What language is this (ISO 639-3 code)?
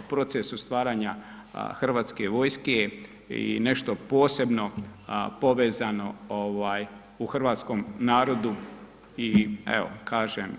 hrv